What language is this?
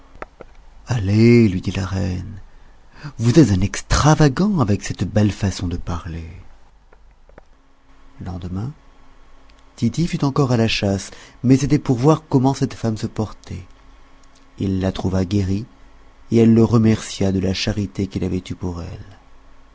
French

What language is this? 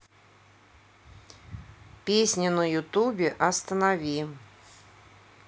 Russian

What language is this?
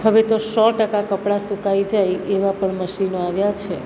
Gujarati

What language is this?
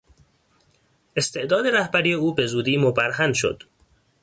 Persian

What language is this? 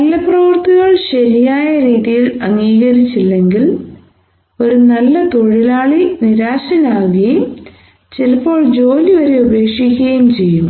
Malayalam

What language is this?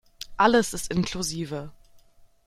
German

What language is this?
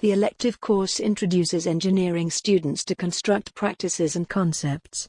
English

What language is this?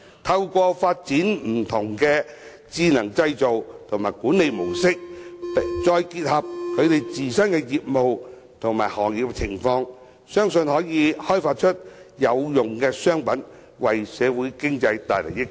Cantonese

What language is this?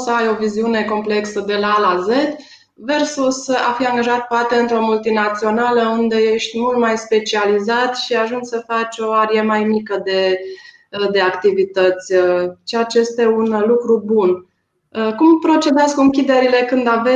Romanian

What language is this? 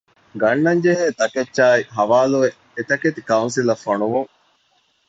Divehi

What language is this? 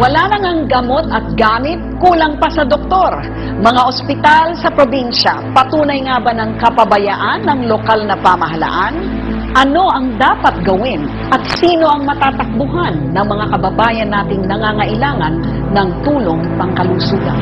Filipino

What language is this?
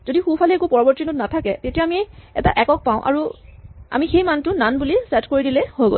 Assamese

